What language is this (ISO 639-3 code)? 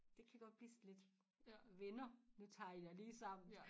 dan